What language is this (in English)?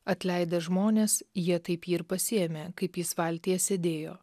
Lithuanian